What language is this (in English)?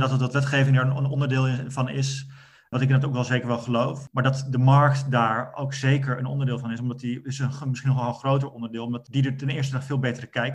Dutch